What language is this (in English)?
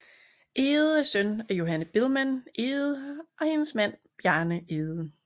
Danish